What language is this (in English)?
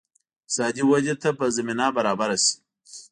Pashto